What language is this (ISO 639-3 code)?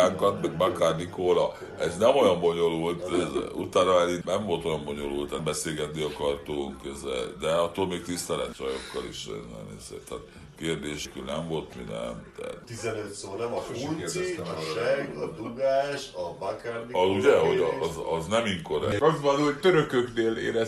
hun